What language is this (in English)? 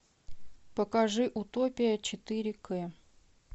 Russian